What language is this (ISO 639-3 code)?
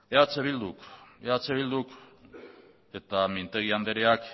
eus